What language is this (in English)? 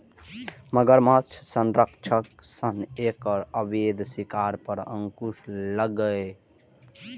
Maithili